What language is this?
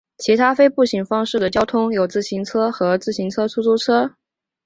Chinese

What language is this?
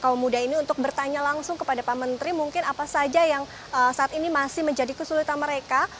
Indonesian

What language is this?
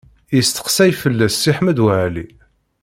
Kabyle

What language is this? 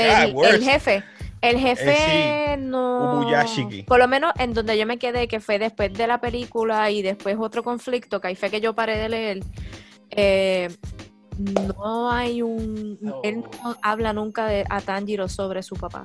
Spanish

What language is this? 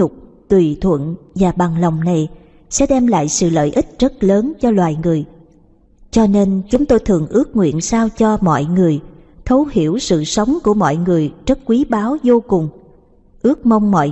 Vietnamese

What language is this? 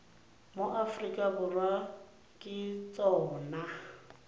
Tswana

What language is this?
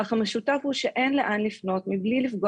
Hebrew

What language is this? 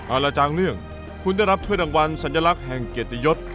Thai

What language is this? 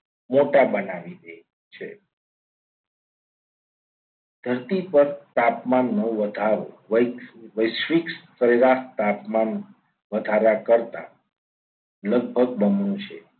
Gujarati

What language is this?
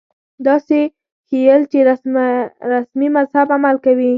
Pashto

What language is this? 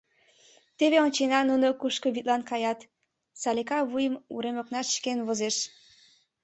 Mari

